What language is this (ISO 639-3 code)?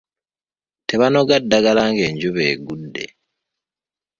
lug